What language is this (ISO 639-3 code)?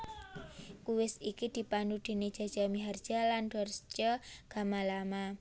jav